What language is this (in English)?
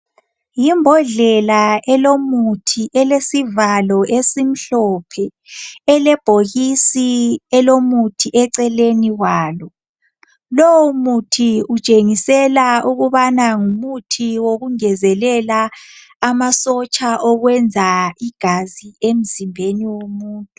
North Ndebele